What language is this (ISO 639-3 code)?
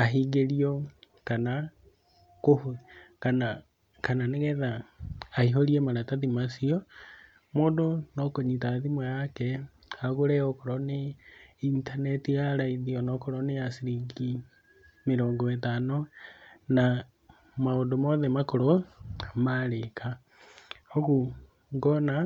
kik